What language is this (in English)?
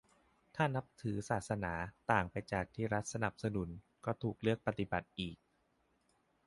Thai